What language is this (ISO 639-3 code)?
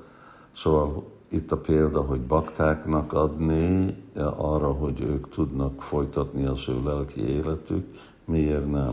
hun